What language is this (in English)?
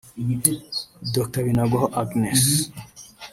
Kinyarwanda